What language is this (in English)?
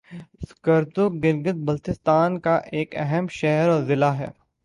Urdu